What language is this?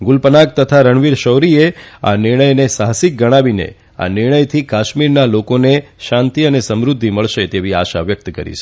Gujarati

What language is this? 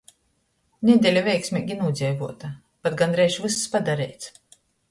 Latgalian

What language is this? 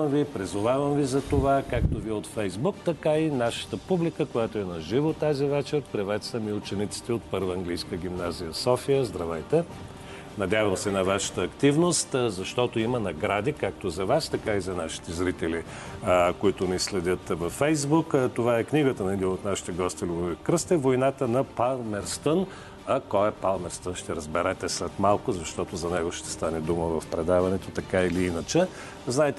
Bulgarian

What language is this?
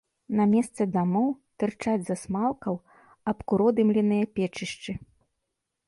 Belarusian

